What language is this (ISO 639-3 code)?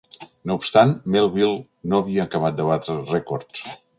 cat